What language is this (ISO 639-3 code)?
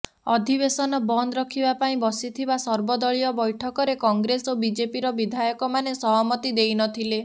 ori